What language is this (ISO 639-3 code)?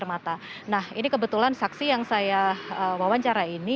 ind